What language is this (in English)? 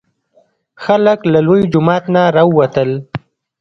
Pashto